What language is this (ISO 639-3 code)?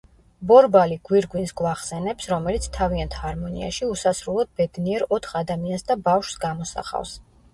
kat